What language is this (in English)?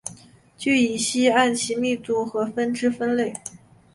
Chinese